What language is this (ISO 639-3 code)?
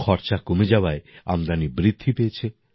ben